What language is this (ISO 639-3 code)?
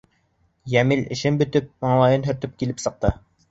bak